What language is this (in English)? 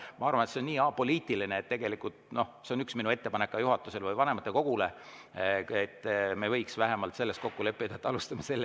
Estonian